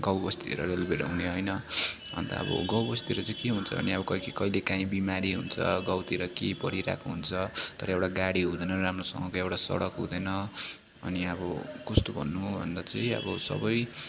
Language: Nepali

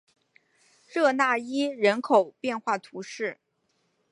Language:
Chinese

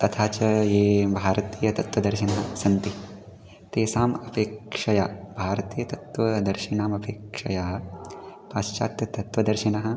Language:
Sanskrit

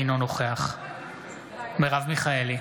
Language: Hebrew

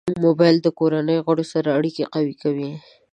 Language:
Pashto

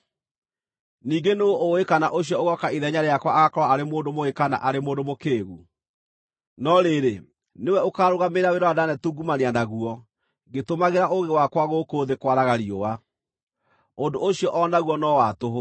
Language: Kikuyu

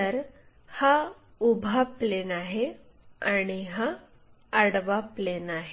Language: Marathi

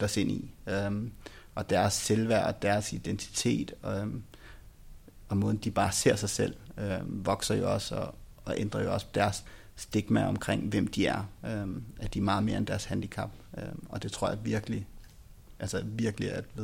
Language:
Danish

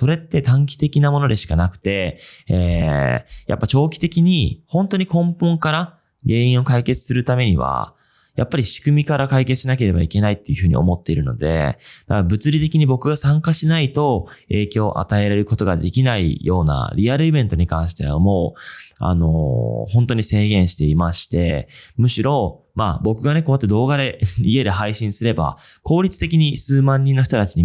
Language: Japanese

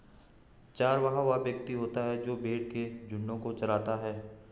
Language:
Hindi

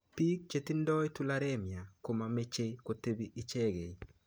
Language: Kalenjin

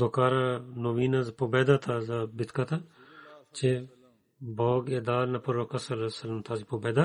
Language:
Bulgarian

